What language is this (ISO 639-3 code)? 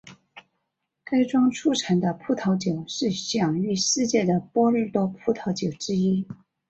zho